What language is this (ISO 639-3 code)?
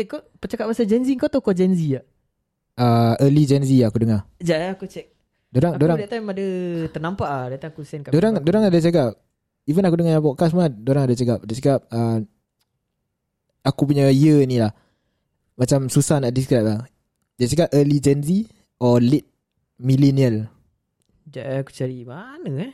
msa